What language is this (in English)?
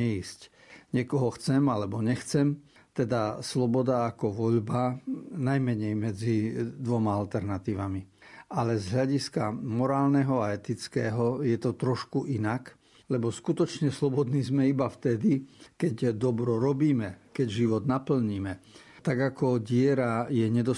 Slovak